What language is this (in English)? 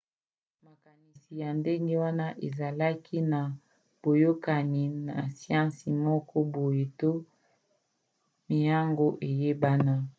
Lingala